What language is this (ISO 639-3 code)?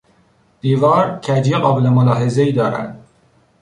fas